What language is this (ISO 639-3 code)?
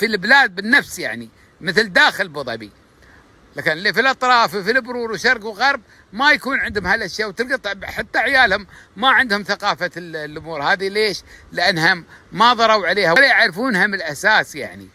ara